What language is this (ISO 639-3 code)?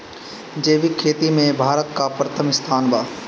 bho